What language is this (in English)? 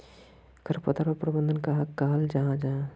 Magahi